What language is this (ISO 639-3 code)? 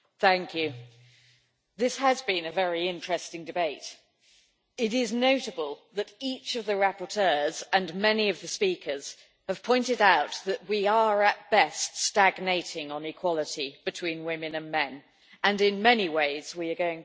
eng